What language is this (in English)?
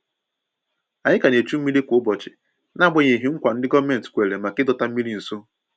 Igbo